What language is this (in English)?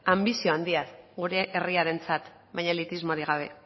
Basque